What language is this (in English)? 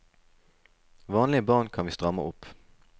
Norwegian